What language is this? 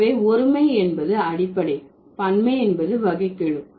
Tamil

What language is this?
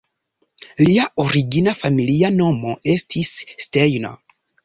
Esperanto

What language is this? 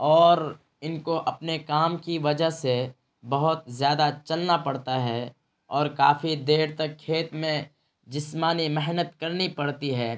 Urdu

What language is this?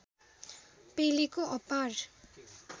Nepali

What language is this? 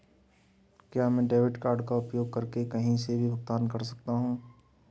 Hindi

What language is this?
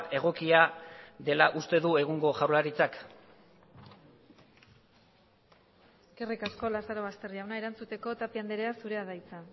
Basque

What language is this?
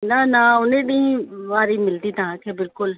Sindhi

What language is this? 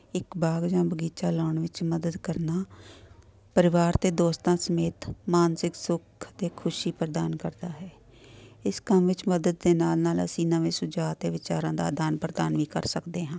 Punjabi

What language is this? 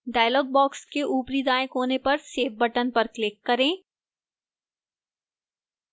Hindi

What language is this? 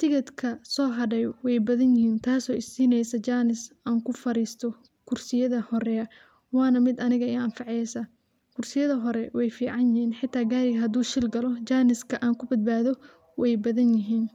Somali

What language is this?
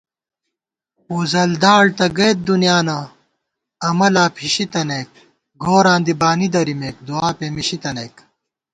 Gawar-Bati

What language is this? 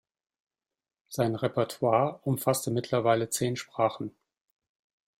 German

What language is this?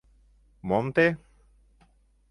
Mari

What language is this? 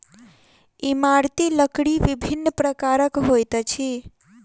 Maithili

